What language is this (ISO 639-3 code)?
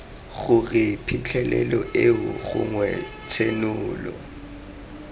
tsn